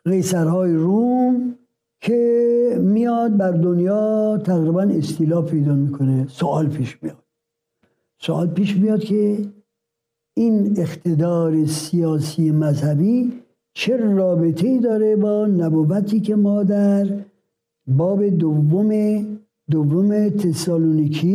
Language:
Persian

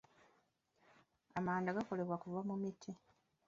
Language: Ganda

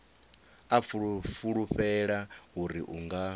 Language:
Venda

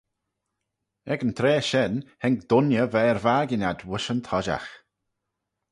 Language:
Manx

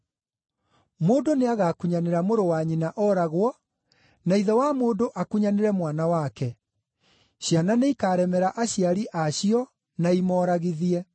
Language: Kikuyu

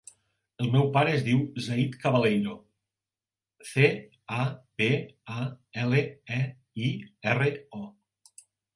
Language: Catalan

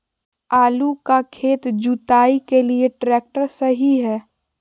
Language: Magahi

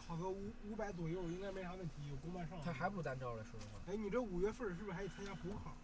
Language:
Chinese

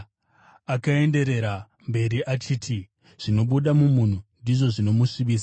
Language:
Shona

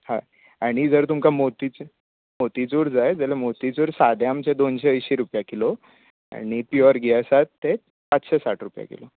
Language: Konkani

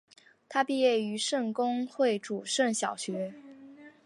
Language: Chinese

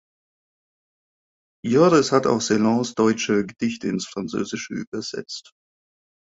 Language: German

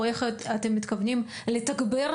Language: Hebrew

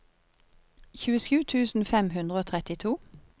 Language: Norwegian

